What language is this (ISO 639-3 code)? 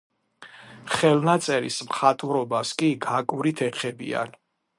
kat